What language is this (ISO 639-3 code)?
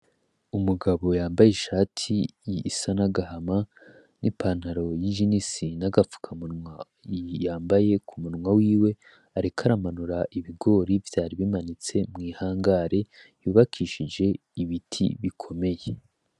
run